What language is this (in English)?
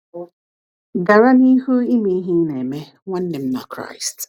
Igbo